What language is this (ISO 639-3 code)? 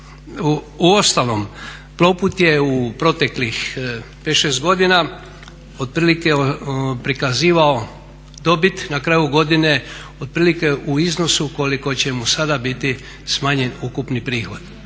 hrv